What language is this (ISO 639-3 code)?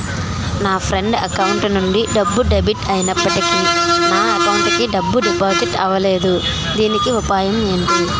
tel